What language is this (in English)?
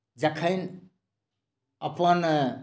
Maithili